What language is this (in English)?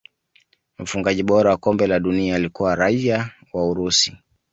Swahili